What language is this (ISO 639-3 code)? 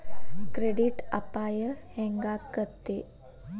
kan